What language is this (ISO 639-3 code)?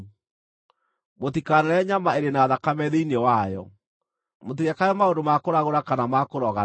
kik